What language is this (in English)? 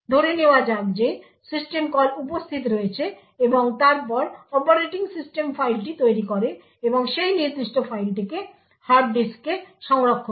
Bangla